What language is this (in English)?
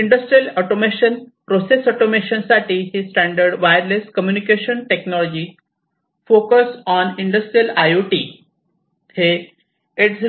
Marathi